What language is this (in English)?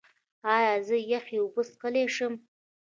Pashto